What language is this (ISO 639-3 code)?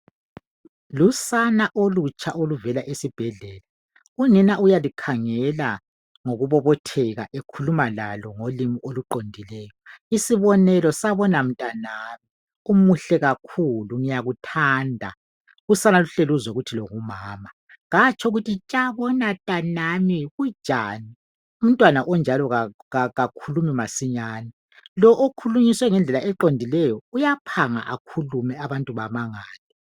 nde